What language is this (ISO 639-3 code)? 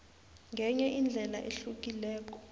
nbl